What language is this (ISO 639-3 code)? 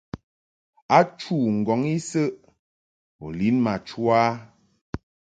mhk